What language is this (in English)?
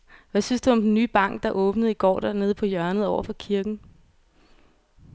Danish